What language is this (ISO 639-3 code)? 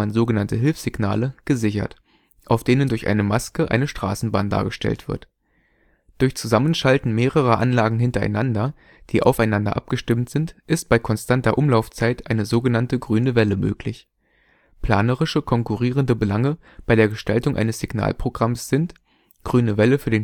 deu